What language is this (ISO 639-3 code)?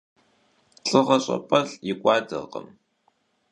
kbd